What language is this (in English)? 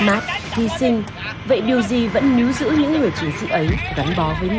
Vietnamese